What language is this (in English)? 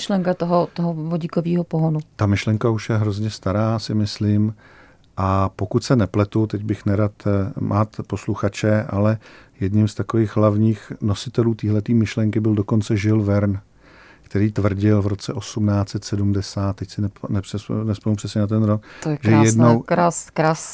Czech